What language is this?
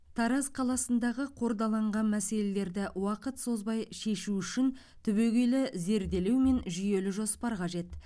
Kazakh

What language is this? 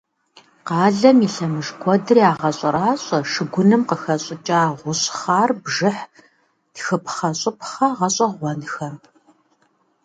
Kabardian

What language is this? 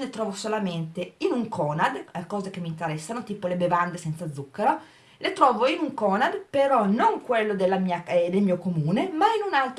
Italian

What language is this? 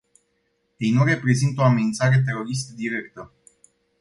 Romanian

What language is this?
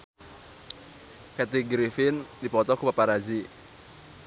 Sundanese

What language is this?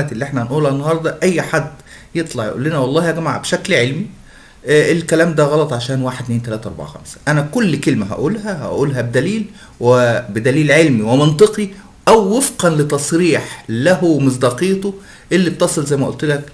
Arabic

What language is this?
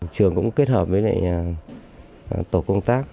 Vietnamese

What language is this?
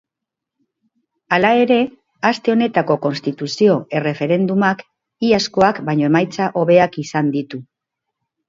Basque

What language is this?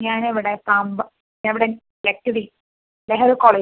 Malayalam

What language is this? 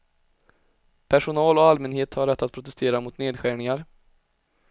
Swedish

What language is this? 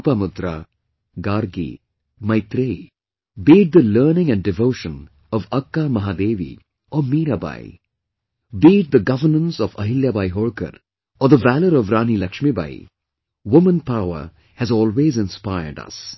English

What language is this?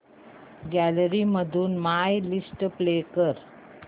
Marathi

